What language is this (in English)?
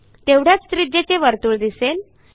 Marathi